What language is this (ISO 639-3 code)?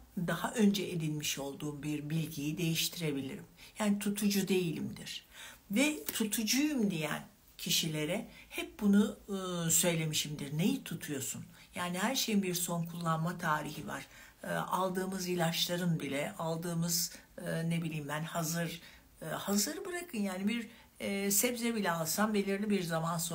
tur